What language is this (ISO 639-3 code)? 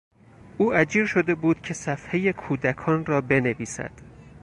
fas